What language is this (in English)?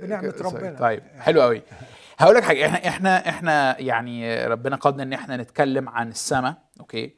Arabic